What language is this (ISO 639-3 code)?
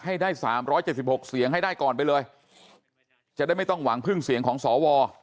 tha